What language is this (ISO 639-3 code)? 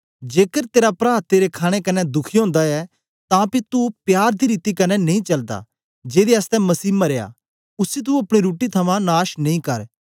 doi